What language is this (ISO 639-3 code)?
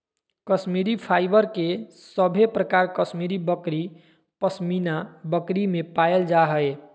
mag